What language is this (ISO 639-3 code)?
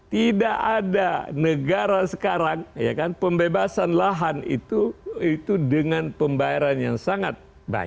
ind